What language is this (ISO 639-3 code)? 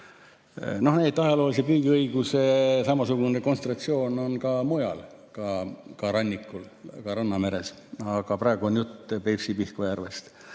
est